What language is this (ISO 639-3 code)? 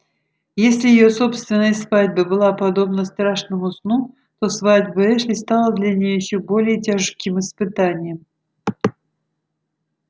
rus